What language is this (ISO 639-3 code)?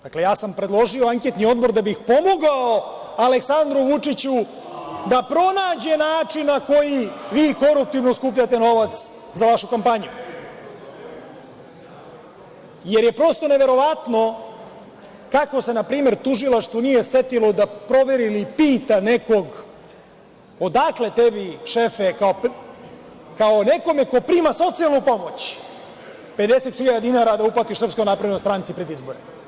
srp